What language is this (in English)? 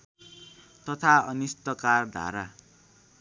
Nepali